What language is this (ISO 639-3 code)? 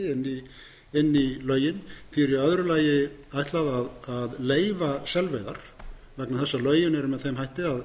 isl